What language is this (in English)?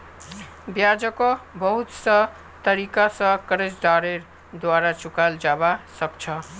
Magahi